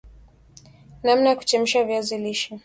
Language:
Swahili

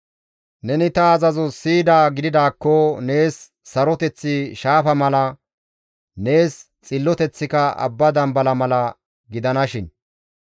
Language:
Gamo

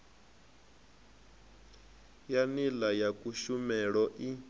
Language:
Venda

